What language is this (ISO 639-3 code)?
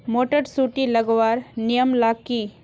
mag